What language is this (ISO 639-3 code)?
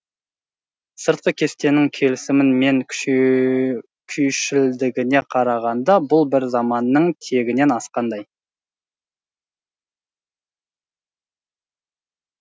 kaz